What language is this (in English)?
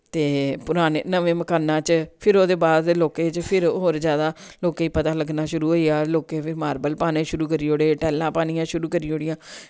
Dogri